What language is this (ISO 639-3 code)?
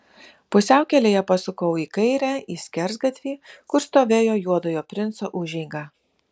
lit